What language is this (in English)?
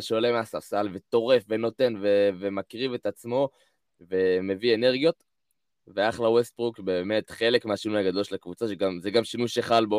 Hebrew